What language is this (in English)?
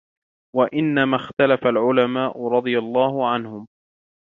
Arabic